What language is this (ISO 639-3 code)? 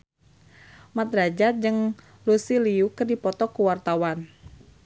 sun